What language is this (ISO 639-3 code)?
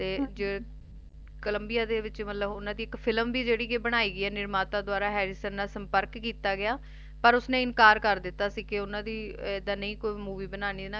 pan